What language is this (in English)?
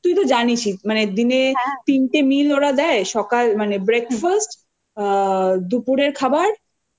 Bangla